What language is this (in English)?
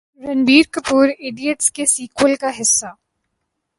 Urdu